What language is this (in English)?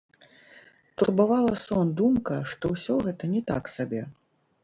Belarusian